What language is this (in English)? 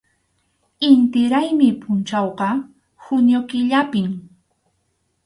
Arequipa-La Unión Quechua